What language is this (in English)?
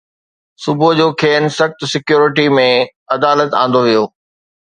Sindhi